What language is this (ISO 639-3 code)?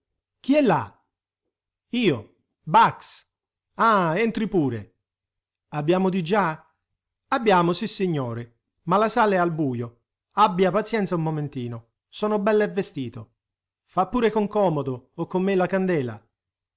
ita